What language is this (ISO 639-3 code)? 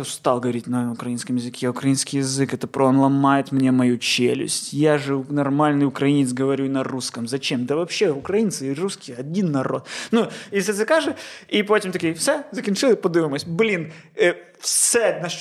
ukr